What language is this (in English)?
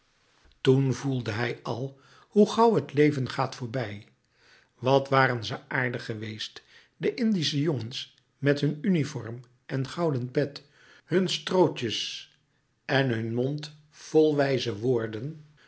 Dutch